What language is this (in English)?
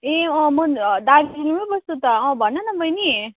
Nepali